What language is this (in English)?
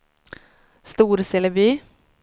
Swedish